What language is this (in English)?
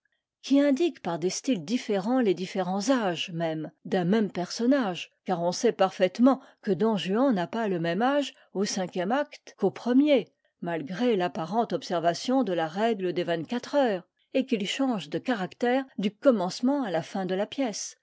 French